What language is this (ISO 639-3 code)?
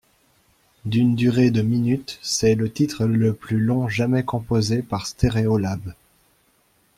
fra